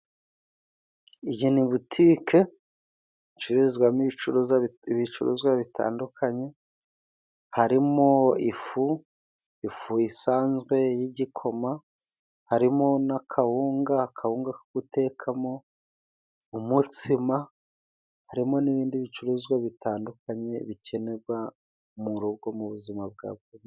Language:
Kinyarwanda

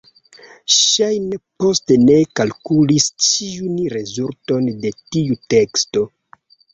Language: Esperanto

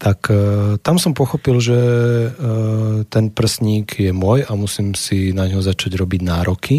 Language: Slovak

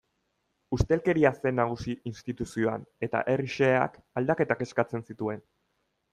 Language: Basque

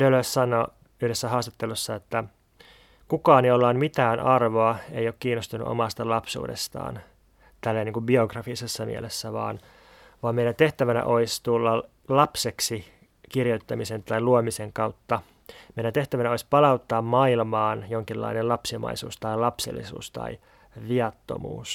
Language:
Finnish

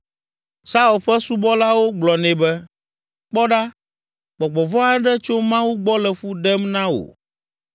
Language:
Ewe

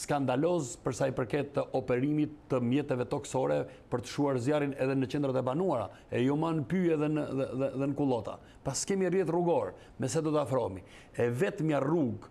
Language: Romanian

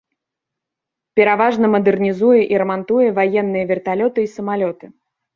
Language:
Belarusian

